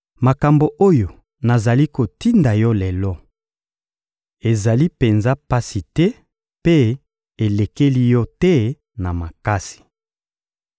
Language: Lingala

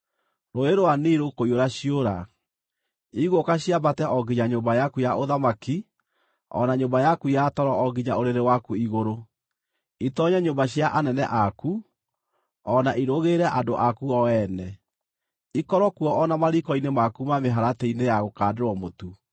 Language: Kikuyu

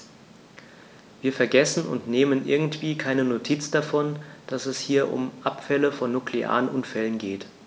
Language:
German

